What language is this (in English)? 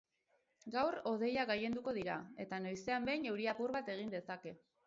Basque